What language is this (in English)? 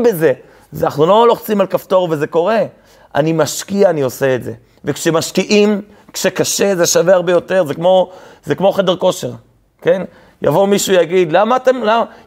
Hebrew